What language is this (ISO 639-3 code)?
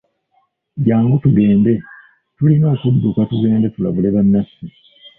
lug